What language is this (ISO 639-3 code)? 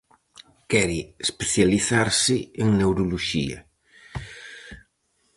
glg